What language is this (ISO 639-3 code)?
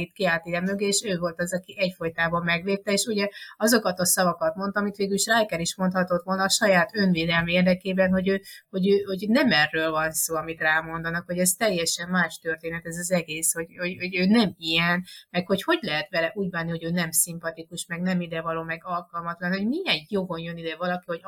hun